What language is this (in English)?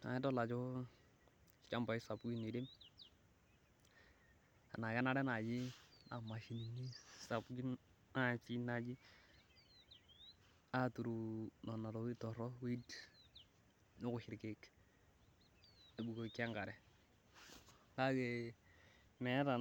Masai